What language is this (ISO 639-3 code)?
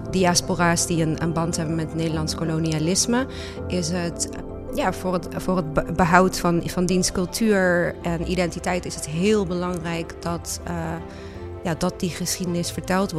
nld